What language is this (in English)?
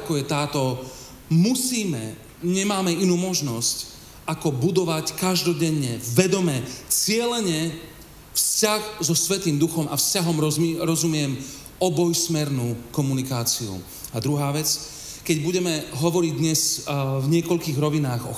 Slovak